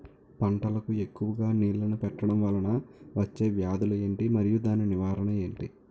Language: Telugu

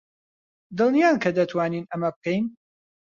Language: Central Kurdish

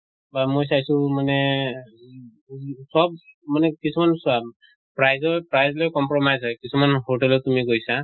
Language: Assamese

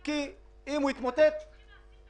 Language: Hebrew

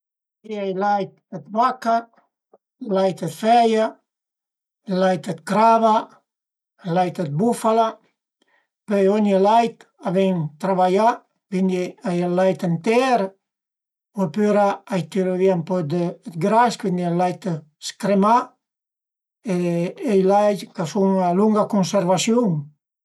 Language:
Piedmontese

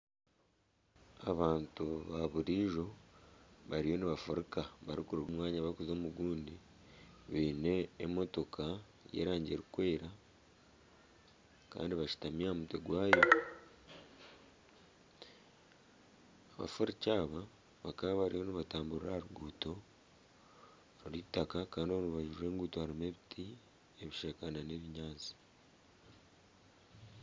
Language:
Nyankole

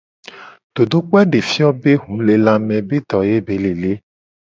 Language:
Gen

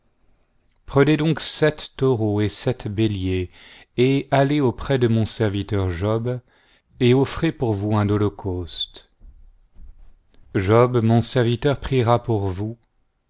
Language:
French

